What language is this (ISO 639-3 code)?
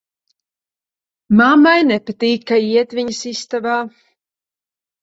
lav